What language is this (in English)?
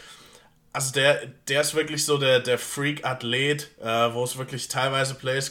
German